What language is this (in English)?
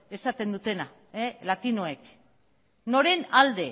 Basque